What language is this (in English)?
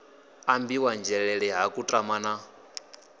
Venda